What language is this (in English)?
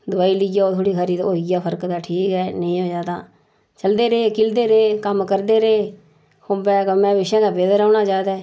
Dogri